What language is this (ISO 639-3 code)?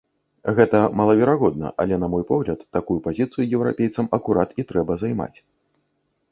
bel